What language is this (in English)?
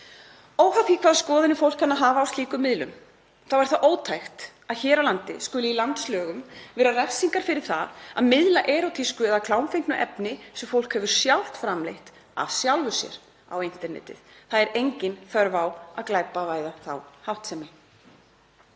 Icelandic